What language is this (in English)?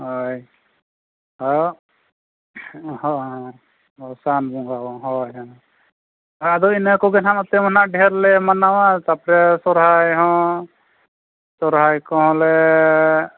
Santali